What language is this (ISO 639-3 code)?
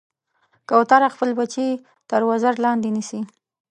pus